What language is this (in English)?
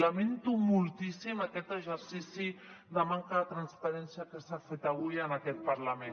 Catalan